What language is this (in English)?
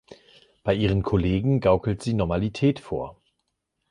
German